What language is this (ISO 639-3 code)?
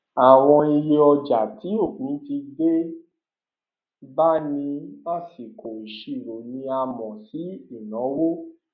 yor